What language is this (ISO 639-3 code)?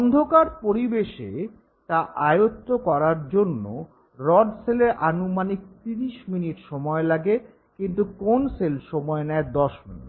ben